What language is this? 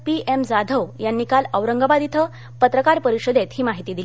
Marathi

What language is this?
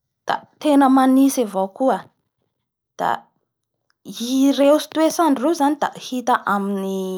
Bara Malagasy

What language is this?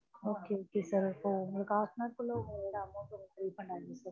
Tamil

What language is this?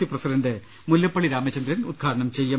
Malayalam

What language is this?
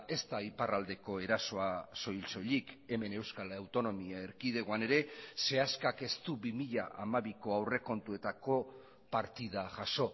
Basque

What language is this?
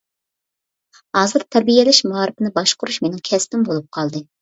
Uyghur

